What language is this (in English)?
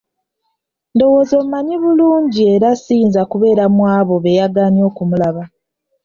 Ganda